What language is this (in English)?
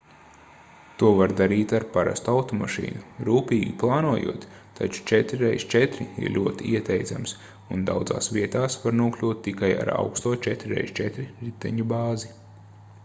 Latvian